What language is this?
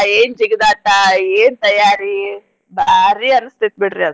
Kannada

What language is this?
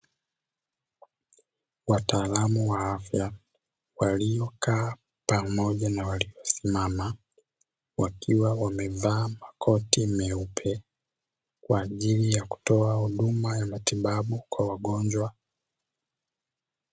Swahili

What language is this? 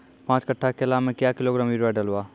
Maithili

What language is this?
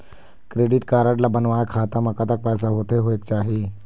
Chhattisgarhi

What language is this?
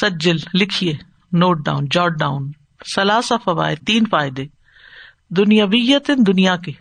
Urdu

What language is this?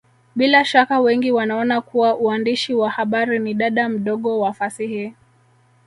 Swahili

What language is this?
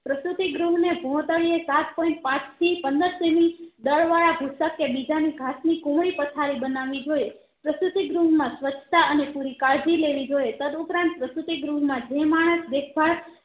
Gujarati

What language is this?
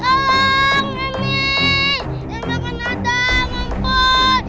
Indonesian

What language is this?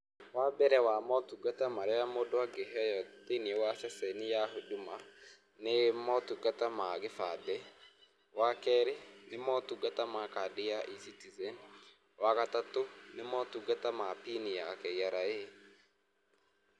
Kikuyu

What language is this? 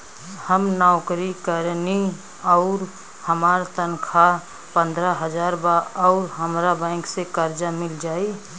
Bhojpuri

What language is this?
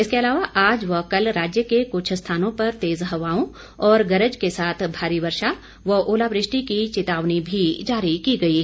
Hindi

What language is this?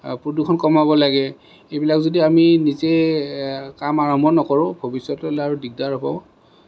Assamese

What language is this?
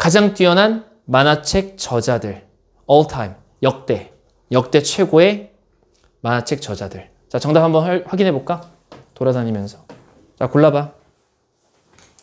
Korean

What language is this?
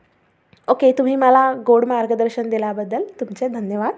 Marathi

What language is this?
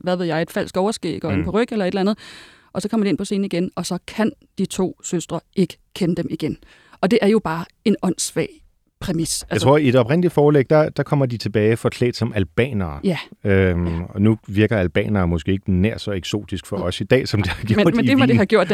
Danish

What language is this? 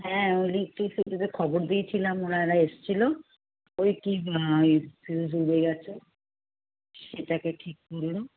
Bangla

